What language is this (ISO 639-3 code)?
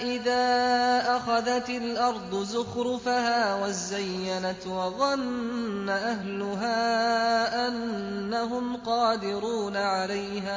ara